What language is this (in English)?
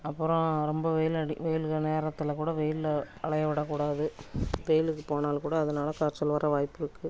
Tamil